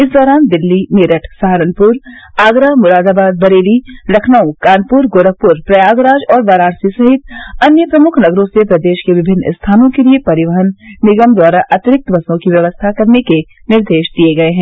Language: Hindi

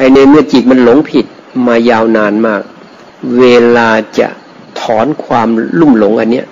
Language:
Thai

